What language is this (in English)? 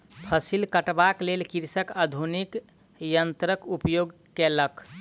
Maithili